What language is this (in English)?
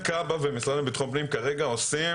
Hebrew